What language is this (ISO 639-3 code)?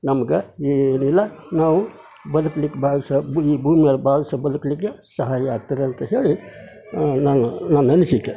kan